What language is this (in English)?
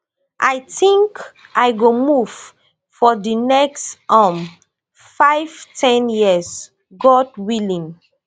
Nigerian Pidgin